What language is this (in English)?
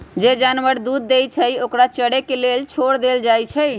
Magahi